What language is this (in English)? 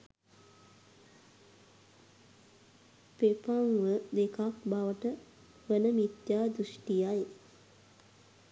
Sinhala